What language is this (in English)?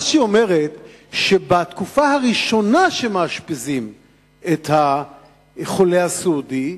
Hebrew